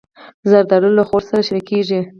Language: Pashto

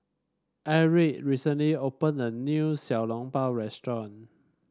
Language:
English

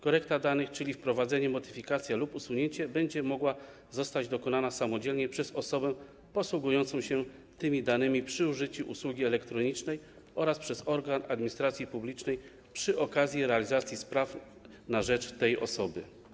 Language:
Polish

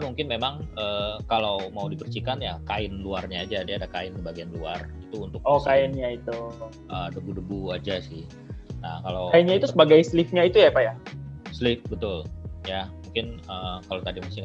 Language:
Indonesian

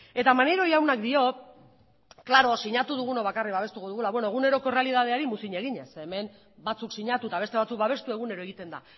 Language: Basque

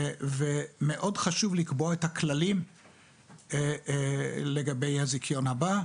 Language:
Hebrew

